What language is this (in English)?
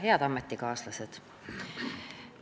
Estonian